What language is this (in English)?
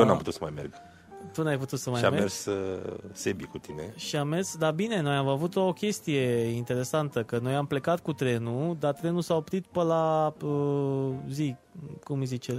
Romanian